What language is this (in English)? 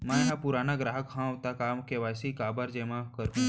Chhattisgarhi